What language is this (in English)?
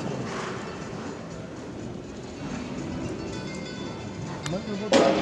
Japanese